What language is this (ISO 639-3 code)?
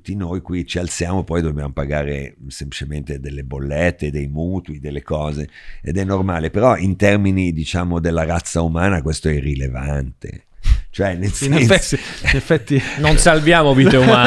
ita